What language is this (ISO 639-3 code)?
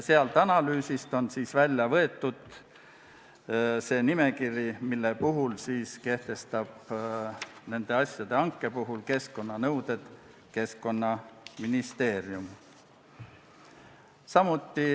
est